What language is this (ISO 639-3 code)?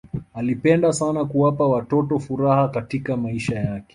swa